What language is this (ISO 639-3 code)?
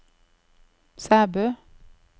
nor